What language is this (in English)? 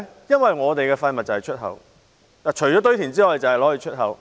Cantonese